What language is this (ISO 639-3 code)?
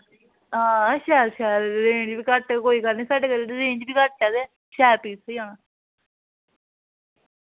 doi